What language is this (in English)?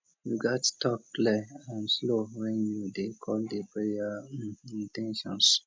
Nigerian Pidgin